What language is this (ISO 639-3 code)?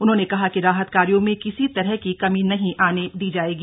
hin